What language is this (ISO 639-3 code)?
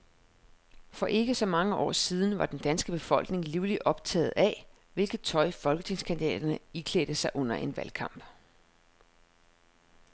dan